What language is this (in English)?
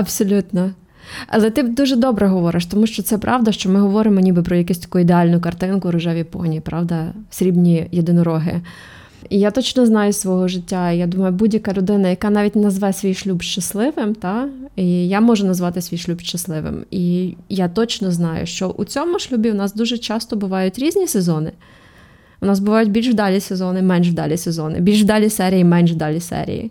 Ukrainian